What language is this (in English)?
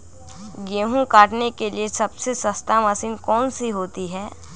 Magahi